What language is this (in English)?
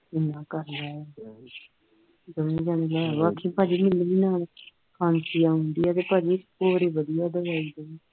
Punjabi